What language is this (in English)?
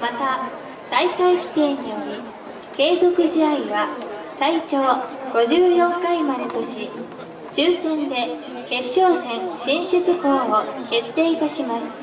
Japanese